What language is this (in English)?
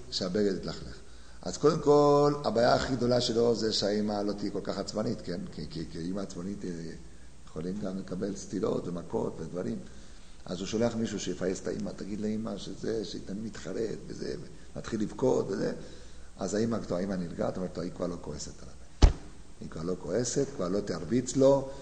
Hebrew